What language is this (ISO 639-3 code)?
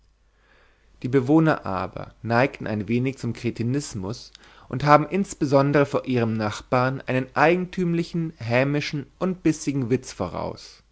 deu